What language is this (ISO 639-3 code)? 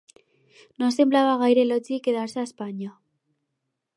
cat